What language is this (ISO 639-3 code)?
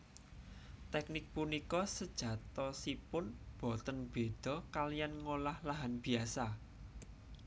jav